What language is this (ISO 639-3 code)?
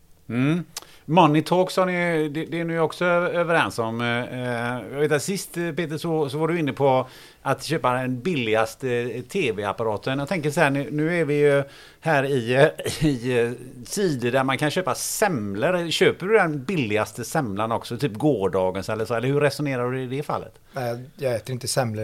swe